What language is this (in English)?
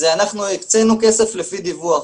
Hebrew